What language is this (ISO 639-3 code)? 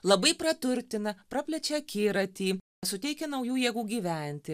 lit